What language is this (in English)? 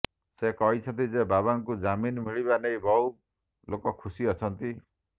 Odia